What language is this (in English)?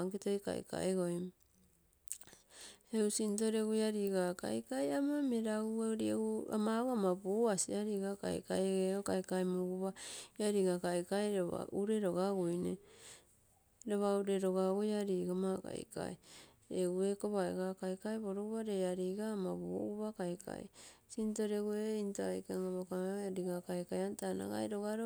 Terei